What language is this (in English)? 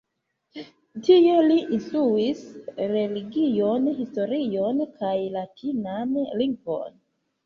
Esperanto